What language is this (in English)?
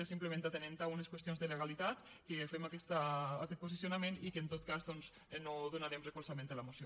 Catalan